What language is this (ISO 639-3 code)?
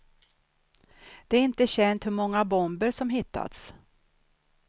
swe